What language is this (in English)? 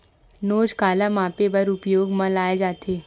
Chhattisgarhi